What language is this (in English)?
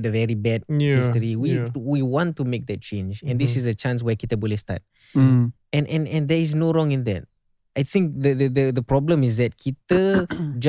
Malay